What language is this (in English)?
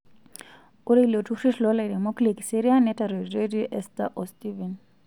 Masai